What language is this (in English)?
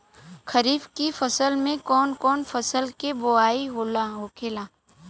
Bhojpuri